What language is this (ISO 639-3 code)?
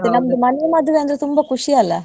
kan